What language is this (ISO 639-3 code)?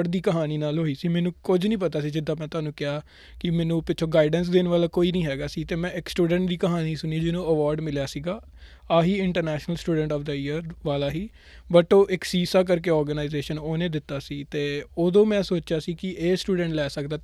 pan